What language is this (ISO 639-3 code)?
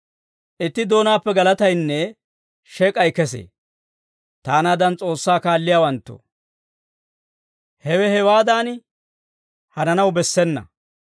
dwr